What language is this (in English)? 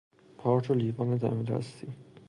Persian